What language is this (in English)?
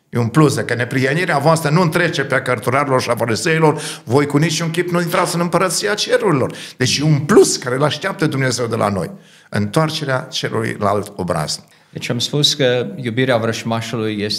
Romanian